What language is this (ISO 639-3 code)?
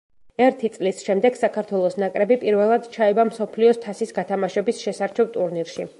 kat